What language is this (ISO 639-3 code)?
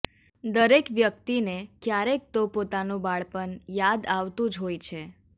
guj